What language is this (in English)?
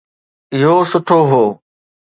Sindhi